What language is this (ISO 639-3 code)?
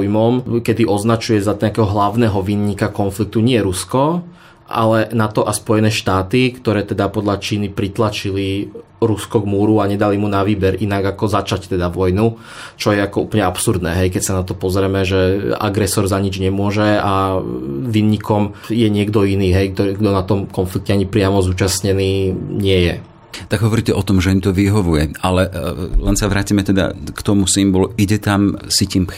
slk